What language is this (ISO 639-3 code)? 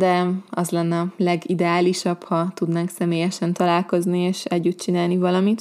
hun